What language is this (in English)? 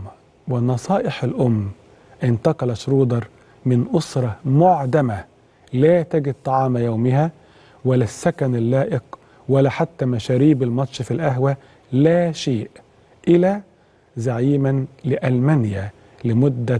Arabic